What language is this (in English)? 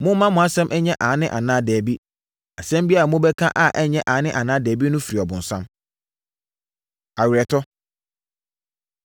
Akan